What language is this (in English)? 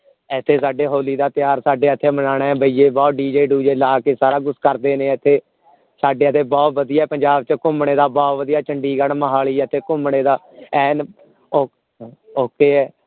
Punjabi